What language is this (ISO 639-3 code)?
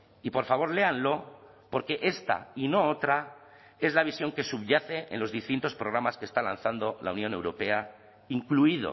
spa